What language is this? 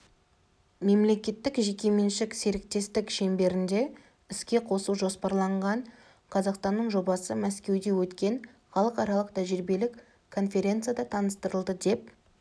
Kazakh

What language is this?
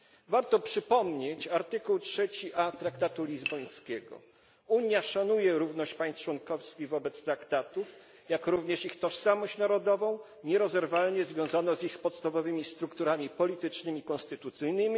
Polish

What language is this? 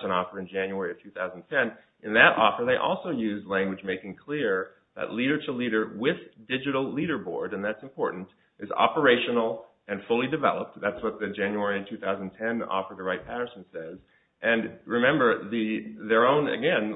English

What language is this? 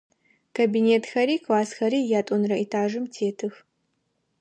Adyghe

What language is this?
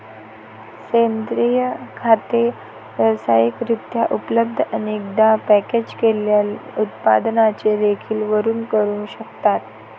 Marathi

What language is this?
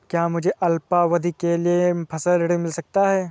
Hindi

